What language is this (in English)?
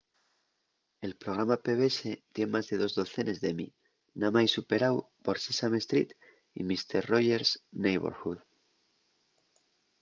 Asturian